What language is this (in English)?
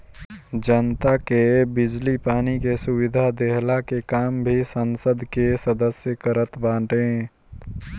Bhojpuri